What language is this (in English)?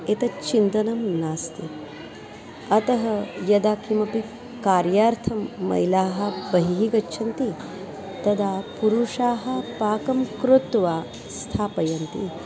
Sanskrit